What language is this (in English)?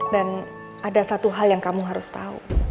Indonesian